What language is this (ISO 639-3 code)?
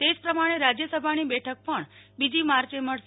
guj